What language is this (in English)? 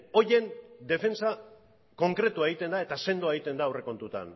Basque